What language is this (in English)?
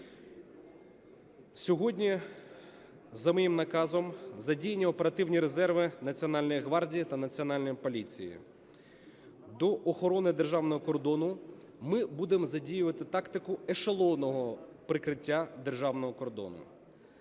Ukrainian